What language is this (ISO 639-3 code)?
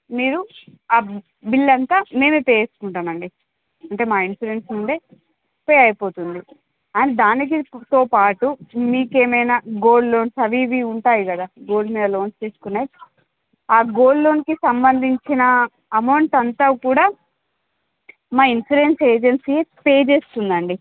tel